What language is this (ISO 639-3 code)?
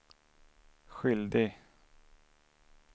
swe